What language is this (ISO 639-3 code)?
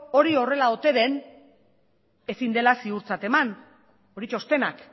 eus